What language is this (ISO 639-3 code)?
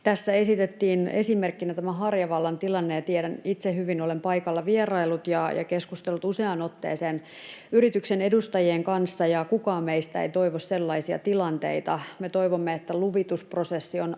fin